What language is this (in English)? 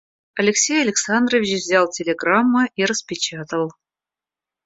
Russian